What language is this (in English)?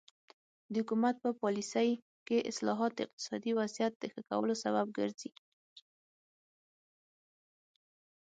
Pashto